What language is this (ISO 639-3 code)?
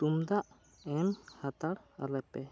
sat